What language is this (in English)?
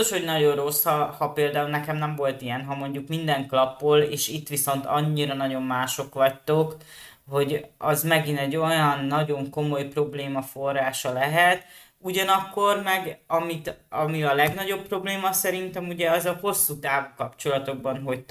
Hungarian